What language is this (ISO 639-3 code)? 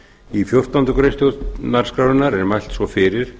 isl